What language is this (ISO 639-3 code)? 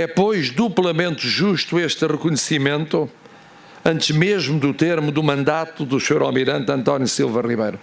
por